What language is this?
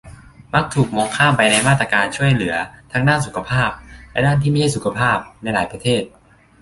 Thai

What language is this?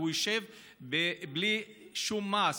Hebrew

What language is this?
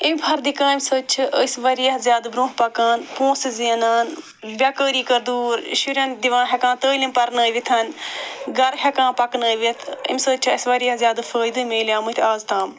Kashmiri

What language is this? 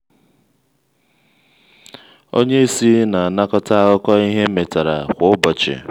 Igbo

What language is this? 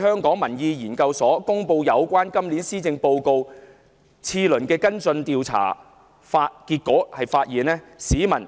Cantonese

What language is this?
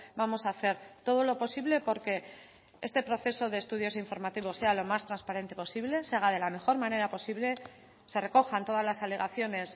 Spanish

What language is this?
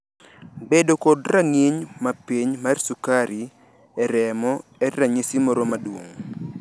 Luo (Kenya and Tanzania)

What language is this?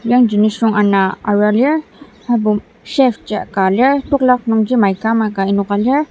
Ao Naga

